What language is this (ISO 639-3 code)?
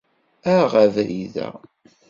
kab